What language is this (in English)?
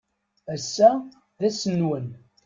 Kabyle